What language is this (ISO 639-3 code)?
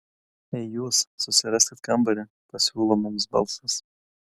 lit